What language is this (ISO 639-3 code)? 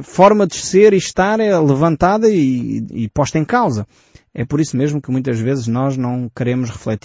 por